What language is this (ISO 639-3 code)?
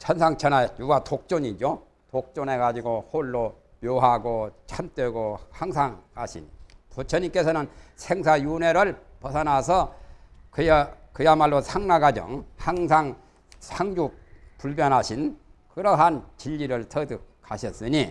kor